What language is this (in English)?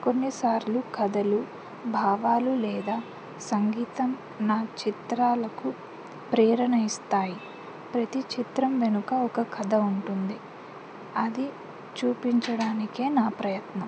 Telugu